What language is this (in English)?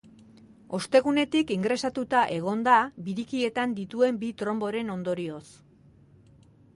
Basque